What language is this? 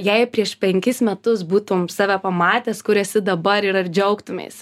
Lithuanian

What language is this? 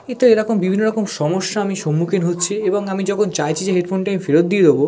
Bangla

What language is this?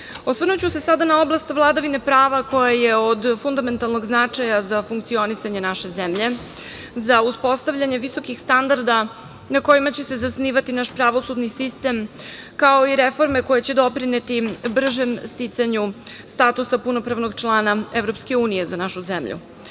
Serbian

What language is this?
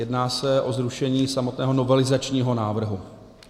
Czech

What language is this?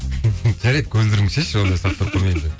Kazakh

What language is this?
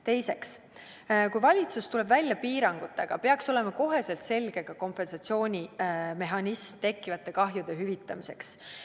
Estonian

